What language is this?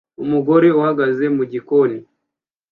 Kinyarwanda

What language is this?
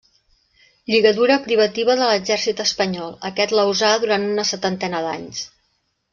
Catalan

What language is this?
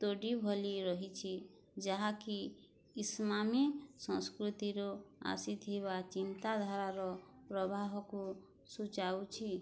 Odia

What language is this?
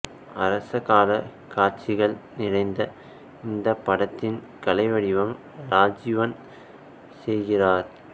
Tamil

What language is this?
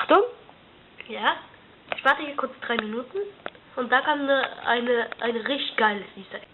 German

